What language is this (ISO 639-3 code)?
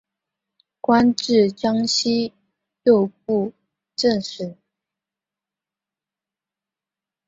zho